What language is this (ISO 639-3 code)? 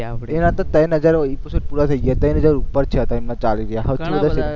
guj